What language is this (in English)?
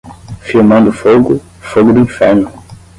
Portuguese